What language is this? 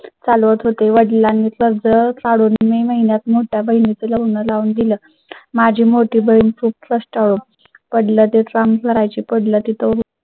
Marathi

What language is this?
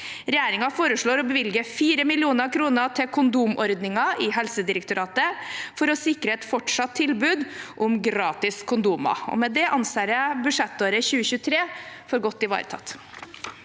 Norwegian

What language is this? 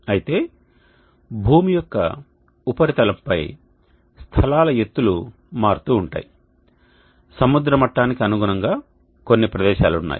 Telugu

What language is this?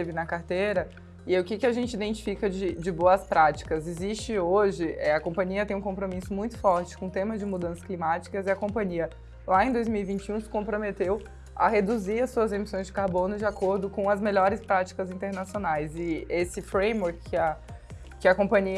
Portuguese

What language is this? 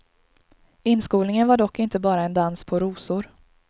Swedish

